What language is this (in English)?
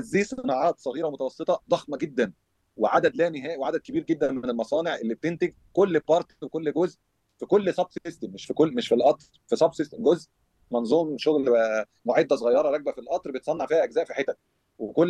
Arabic